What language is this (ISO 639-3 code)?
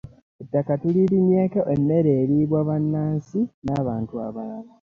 lug